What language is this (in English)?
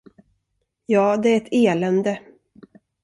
Swedish